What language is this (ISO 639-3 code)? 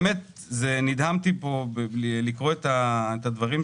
heb